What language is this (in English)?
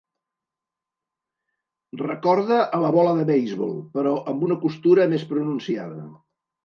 Catalan